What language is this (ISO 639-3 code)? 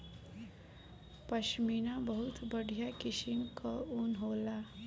bho